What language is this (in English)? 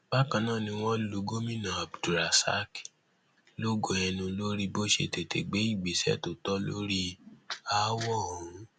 Yoruba